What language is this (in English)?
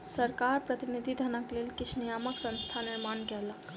Maithili